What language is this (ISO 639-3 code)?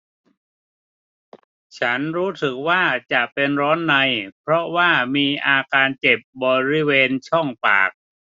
tha